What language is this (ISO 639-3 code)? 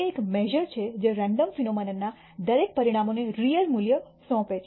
guj